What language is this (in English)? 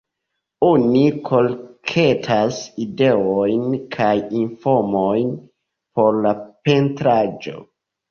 Esperanto